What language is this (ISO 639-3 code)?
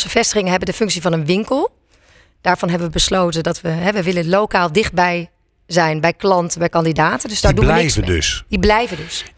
nld